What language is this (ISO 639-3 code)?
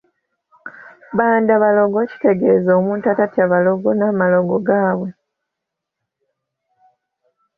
lug